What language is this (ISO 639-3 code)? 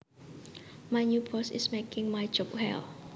jav